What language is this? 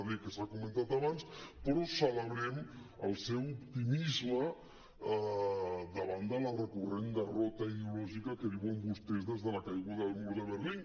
Catalan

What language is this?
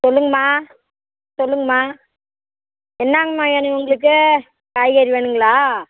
Tamil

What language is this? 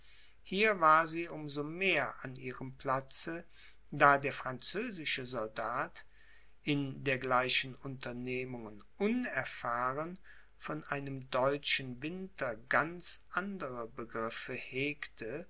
German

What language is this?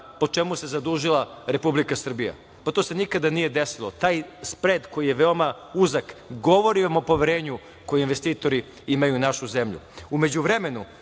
Serbian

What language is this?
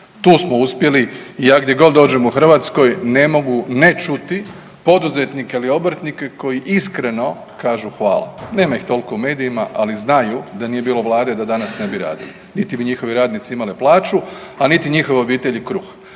Croatian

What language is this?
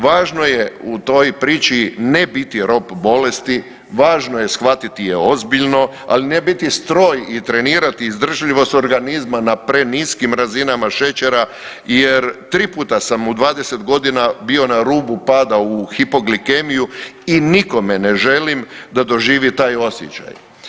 Croatian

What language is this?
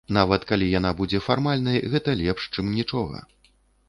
Belarusian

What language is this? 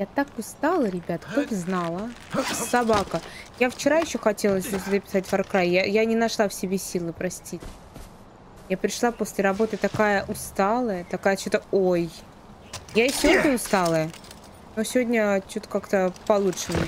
Russian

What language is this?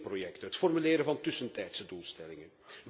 Dutch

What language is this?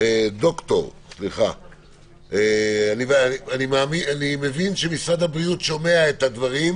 Hebrew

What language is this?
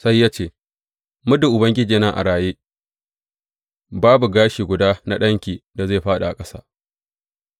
Hausa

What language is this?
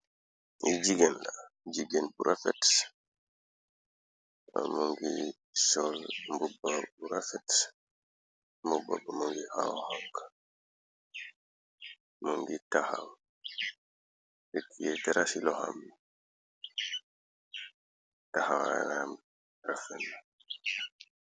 Wolof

